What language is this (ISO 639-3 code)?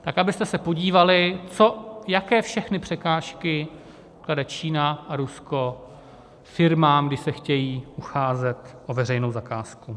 ces